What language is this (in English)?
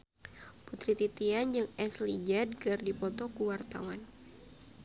Sundanese